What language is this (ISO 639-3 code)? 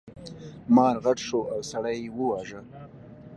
pus